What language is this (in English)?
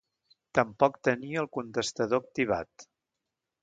Catalan